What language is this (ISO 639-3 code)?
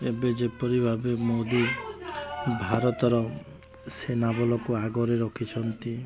ori